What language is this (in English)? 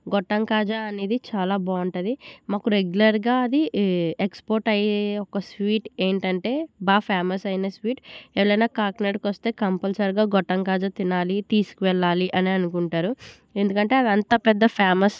Telugu